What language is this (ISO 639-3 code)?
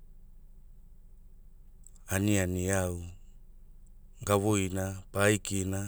hul